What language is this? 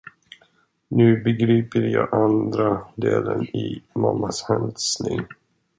Swedish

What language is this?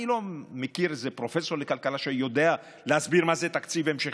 Hebrew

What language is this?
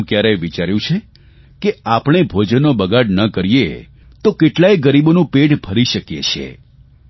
Gujarati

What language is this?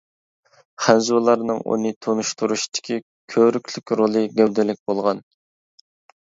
Uyghur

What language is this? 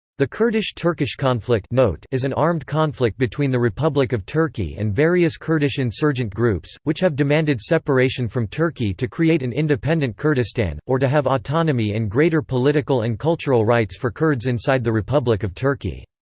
English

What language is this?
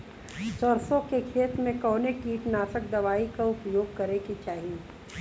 Bhojpuri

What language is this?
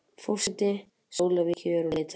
Icelandic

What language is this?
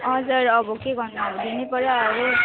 Nepali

